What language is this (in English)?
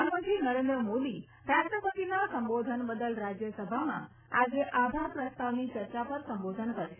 Gujarati